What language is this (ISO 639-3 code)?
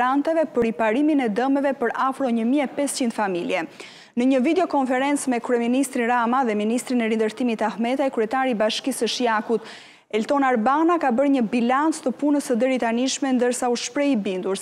ron